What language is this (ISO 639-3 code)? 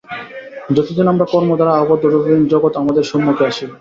ben